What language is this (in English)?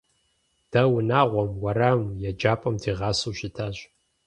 Kabardian